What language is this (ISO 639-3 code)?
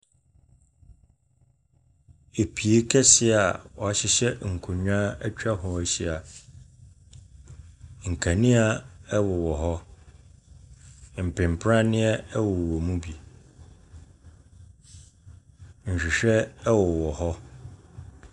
aka